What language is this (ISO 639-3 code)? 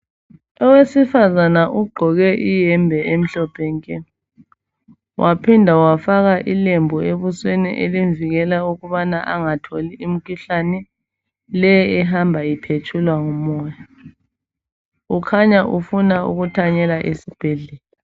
nde